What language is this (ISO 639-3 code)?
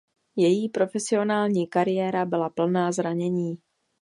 ces